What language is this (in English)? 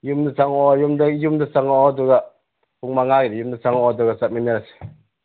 Manipuri